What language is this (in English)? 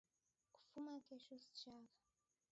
Taita